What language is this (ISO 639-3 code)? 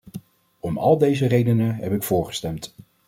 nld